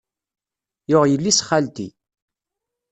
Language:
Kabyle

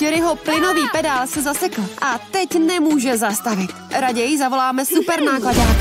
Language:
Czech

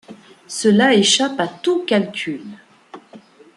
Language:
French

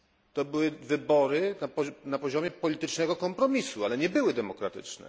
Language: Polish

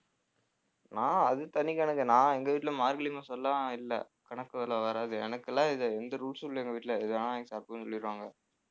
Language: Tamil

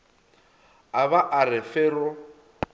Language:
Northern Sotho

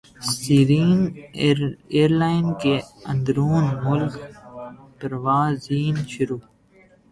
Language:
Urdu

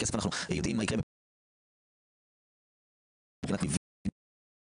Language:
Hebrew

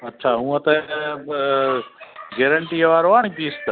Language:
Sindhi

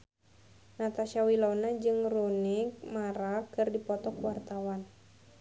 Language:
Sundanese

